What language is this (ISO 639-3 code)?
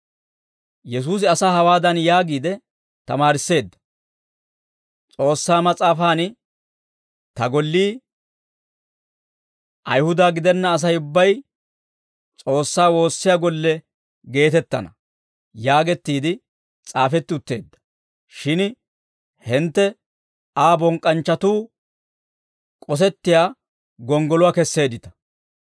dwr